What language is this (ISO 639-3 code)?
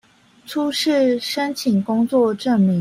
zho